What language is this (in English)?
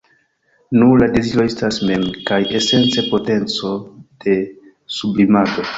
Esperanto